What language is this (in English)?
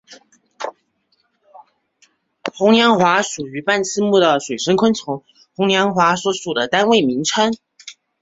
Chinese